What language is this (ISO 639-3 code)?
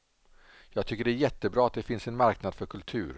swe